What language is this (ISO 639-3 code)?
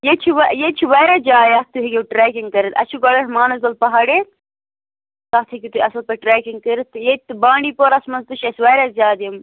kas